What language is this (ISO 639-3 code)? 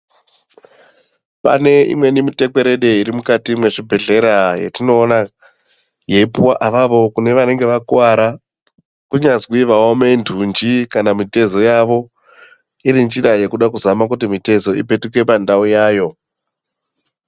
ndc